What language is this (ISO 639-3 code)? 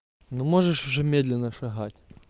rus